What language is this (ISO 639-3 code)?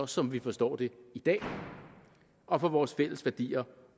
dan